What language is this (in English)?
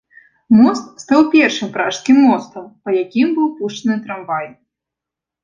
Belarusian